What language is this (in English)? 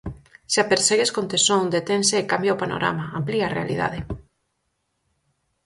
Galician